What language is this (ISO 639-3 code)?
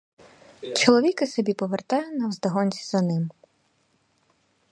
ukr